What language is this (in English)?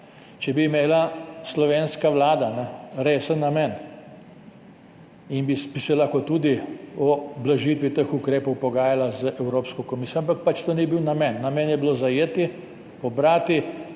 Slovenian